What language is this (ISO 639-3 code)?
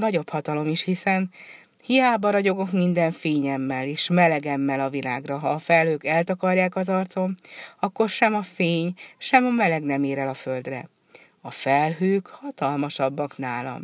hun